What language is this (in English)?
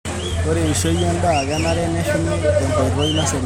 Masai